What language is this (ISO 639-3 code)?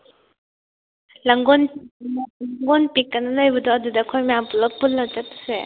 mni